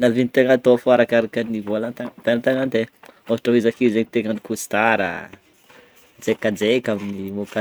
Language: Northern Betsimisaraka Malagasy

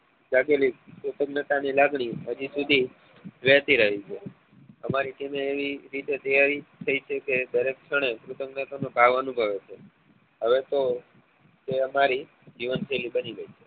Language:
Gujarati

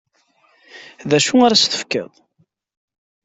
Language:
Kabyle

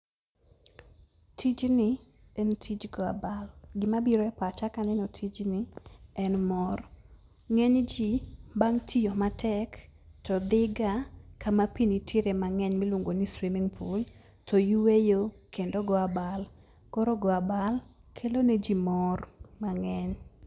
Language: Luo (Kenya and Tanzania)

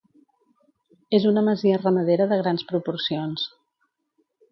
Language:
Catalan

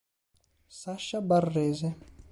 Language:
Italian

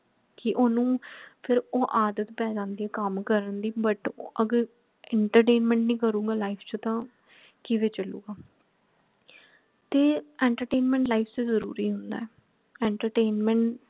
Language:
Punjabi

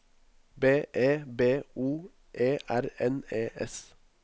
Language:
Norwegian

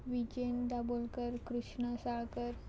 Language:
Konkani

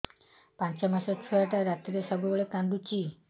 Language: Odia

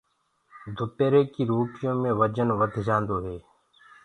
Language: Gurgula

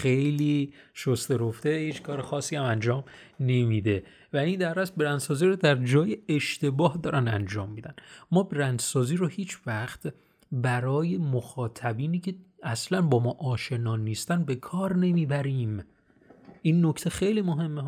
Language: Persian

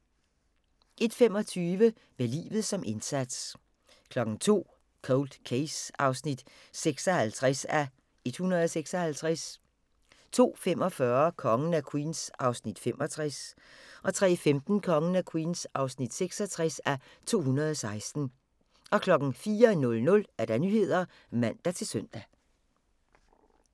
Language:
Danish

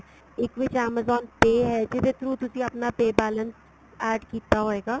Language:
Punjabi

